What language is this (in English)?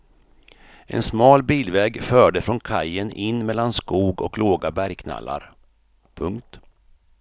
Swedish